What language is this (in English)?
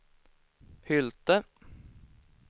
Swedish